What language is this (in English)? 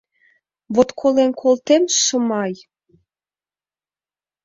Mari